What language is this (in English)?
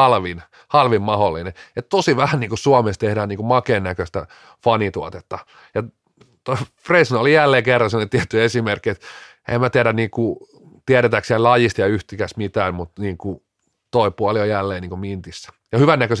Finnish